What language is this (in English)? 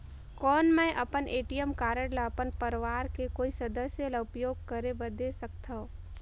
Chhattisgarhi